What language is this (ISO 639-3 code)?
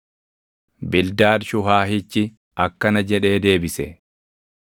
orm